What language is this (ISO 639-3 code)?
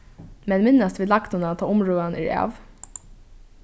fao